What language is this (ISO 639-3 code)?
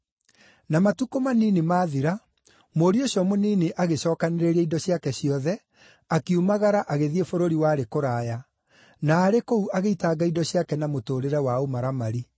kik